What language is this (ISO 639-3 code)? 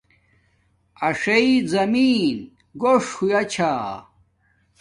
dmk